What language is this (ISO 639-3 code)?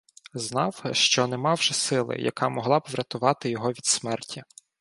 ukr